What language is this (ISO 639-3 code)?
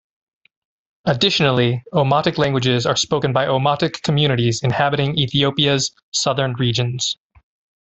eng